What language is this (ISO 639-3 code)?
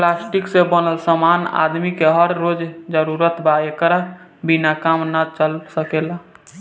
bho